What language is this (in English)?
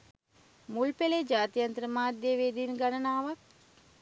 Sinhala